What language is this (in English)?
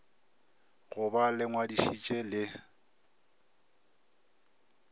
Northern Sotho